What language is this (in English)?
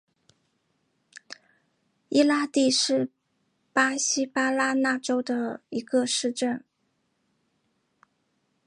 Chinese